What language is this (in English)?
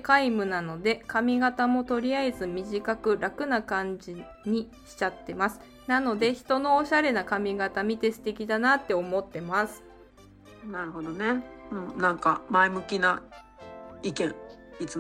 Japanese